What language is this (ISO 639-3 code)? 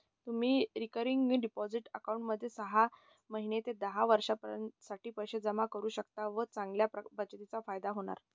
mar